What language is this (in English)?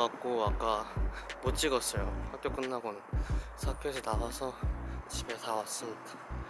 Korean